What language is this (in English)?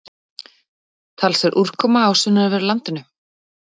Icelandic